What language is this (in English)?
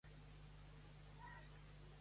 Catalan